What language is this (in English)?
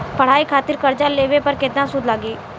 Bhojpuri